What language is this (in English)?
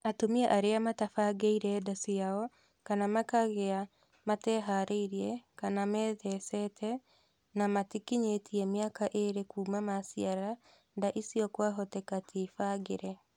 Kikuyu